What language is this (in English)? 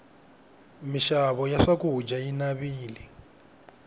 Tsonga